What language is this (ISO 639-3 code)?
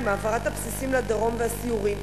heb